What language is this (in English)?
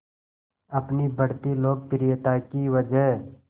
Hindi